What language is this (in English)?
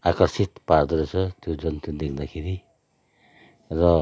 Nepali